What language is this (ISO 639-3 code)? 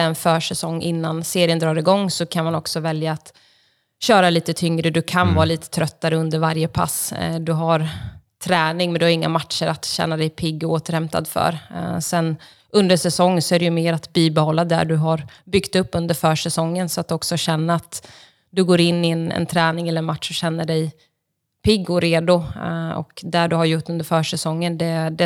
swe